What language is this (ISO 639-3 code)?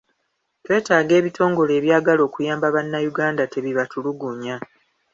lug